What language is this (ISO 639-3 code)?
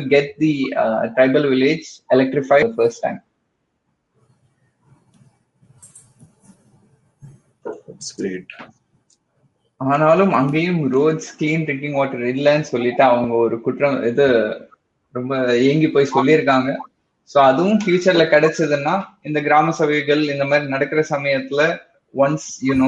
tam